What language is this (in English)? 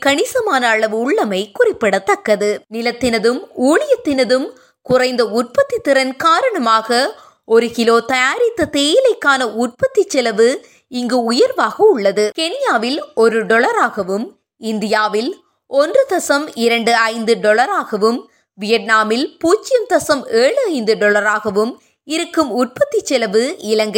Tamil